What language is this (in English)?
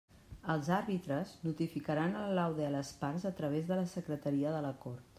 Catalan